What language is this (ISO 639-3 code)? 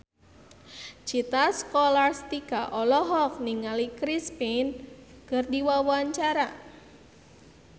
sun